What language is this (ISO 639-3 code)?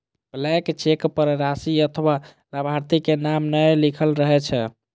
mai